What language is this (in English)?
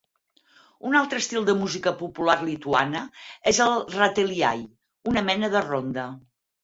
Catalan